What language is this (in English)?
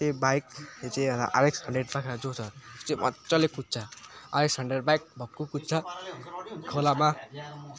Nepali